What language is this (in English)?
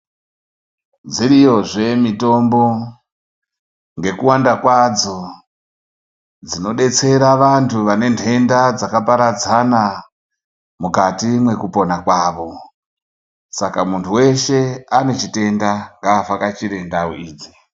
Ndau